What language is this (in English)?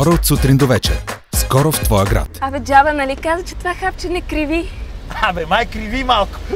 Bulgarian